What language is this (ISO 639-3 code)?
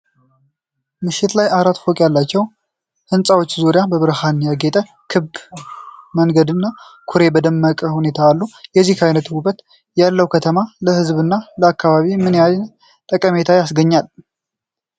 amh